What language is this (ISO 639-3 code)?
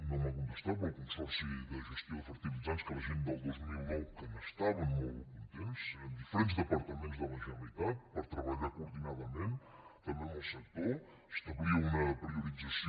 cat